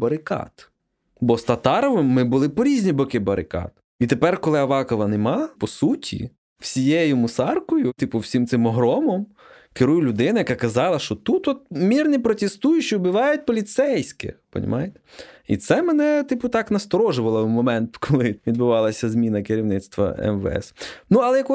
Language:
Ukrainian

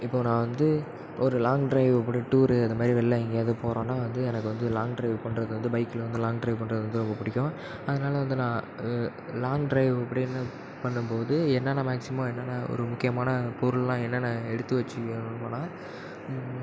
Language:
Tamil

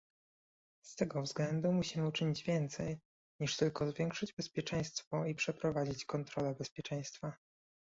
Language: Polish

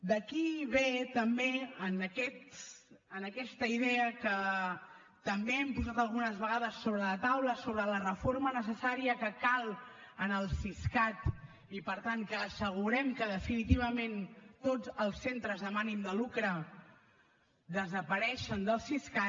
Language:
Catalan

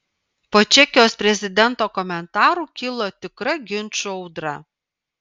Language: Lithuanian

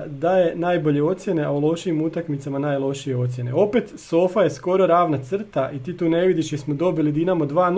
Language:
Croatian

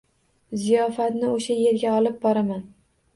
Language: Uzbek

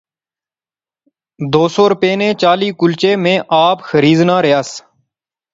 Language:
Pahari-Potwari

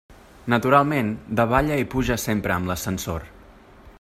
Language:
Catalan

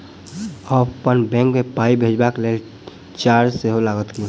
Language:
Maithili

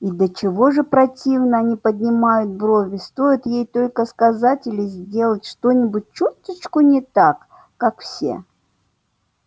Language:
Russian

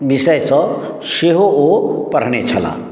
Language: Maithili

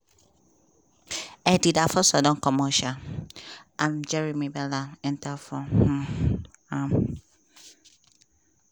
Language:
Nigerian Pidgin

